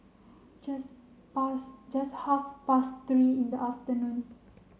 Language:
English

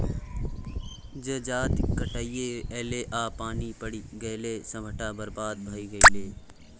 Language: Maithili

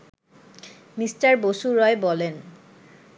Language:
Bangla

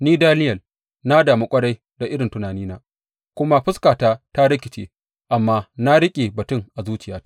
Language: Hausa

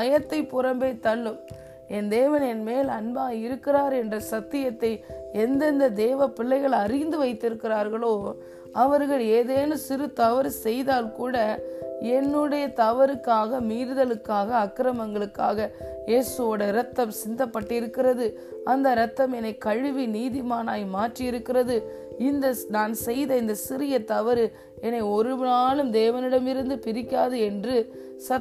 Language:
Tamil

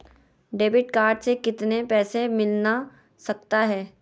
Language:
Magahi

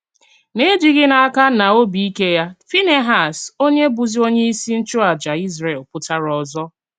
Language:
Igbo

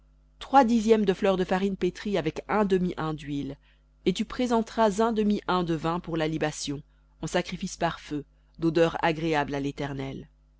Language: French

